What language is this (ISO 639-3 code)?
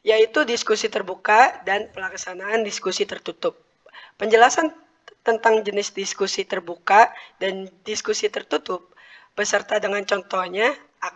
ind